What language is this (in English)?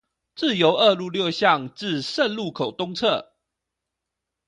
Chinese